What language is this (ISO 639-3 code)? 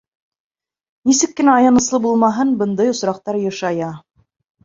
bak